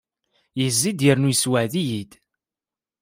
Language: Kabyle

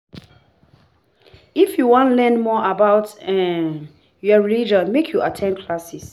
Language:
Nigerian Pidgin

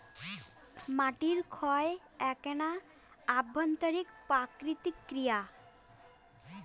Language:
Bangla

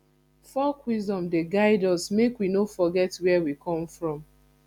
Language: Nigerian Pidgin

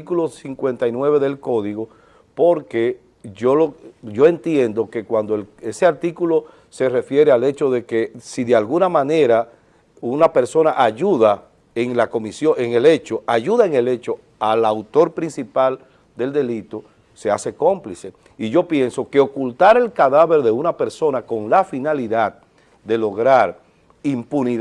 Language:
Spanish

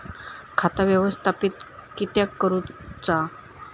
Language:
Marathi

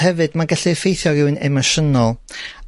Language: Welsh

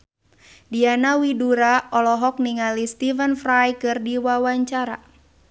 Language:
Sundanese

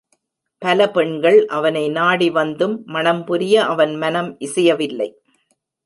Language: Tamil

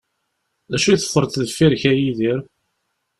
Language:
Kabyle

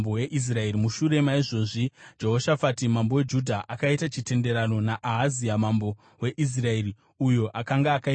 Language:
Shona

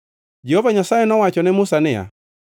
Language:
Luo (Kenya and Tanzania)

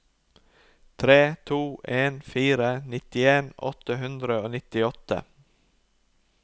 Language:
Norwegian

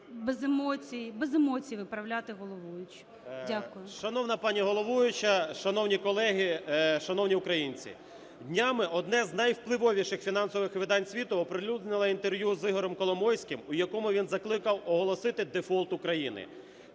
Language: Ukrainian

